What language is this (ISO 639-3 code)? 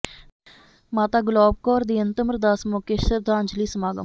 pan